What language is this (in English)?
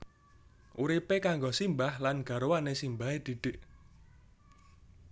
Javanese